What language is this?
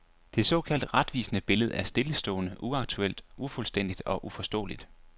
Danish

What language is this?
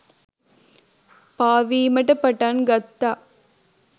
Sinhala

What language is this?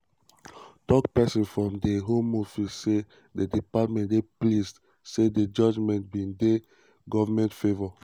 Nigerian Pidgin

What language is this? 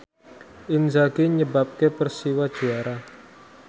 Javanese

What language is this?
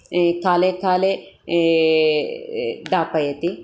Sanskrit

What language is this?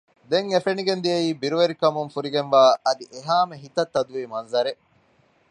Divehi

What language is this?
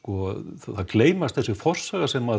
Icelandic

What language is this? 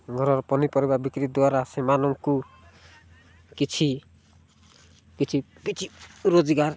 Odia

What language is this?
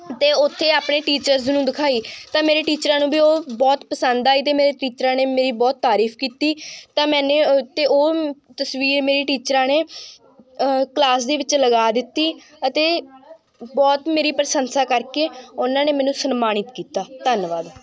Punjabi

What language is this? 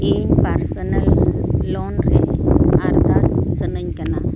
Santali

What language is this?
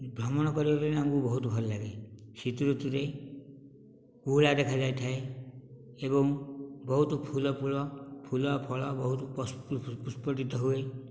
Odia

